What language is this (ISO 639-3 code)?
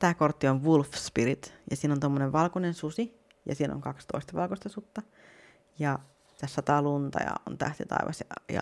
fin